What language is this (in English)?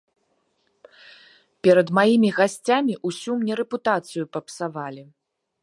Belarusian